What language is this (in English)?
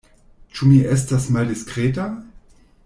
Esperanto